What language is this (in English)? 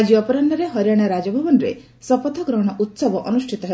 Odia